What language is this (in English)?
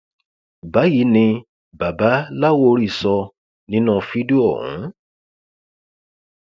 Yoruba